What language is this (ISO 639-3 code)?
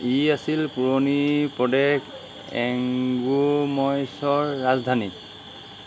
asm